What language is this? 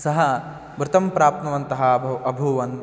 Sanskrit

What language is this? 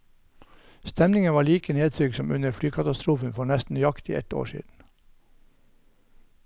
Norwegian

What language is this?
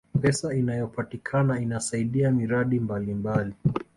Swahili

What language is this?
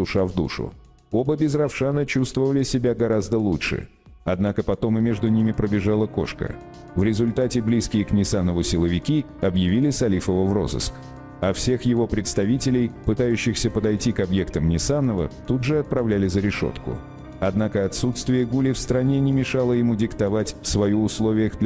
Russian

